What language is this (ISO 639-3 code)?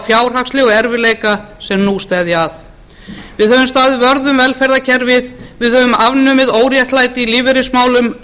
isl